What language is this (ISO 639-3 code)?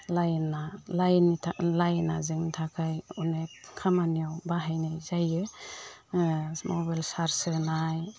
brx